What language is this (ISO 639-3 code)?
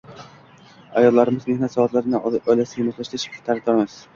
uzb